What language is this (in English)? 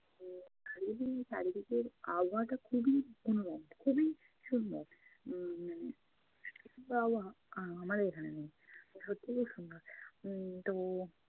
Bangla